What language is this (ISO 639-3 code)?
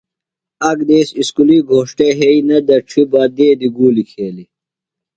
phl